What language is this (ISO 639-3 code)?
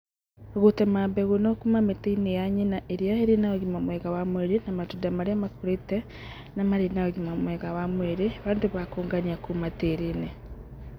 kik